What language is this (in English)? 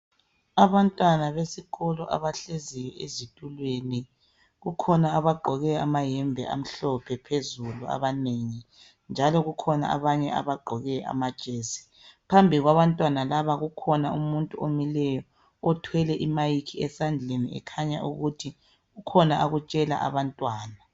North Ndebele